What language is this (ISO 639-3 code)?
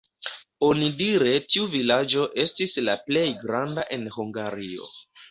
epo